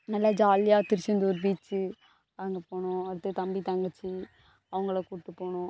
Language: Tamil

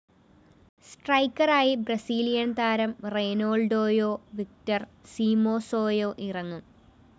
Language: Malayalam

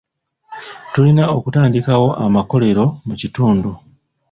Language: Ganda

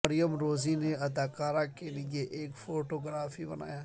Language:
Urdu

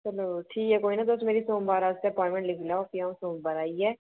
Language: Dogri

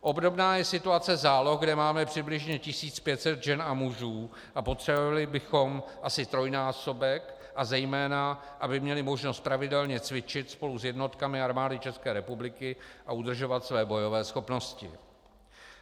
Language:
Czech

